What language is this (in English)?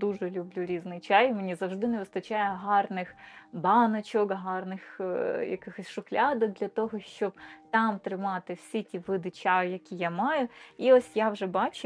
Ukrainian